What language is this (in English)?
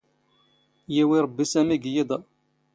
Standard Moroccan Tamazight